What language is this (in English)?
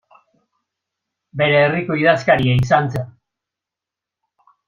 Basque